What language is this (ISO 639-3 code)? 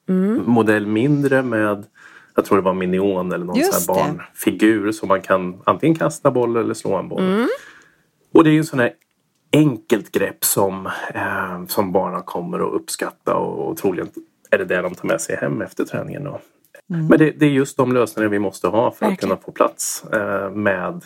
swe